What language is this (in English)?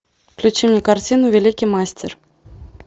Russian